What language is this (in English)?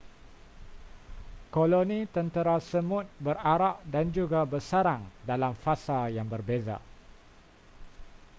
Malay